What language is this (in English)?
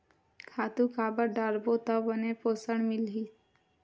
Chhattisgarhi